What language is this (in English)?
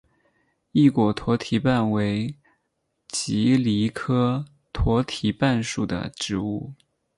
Chinese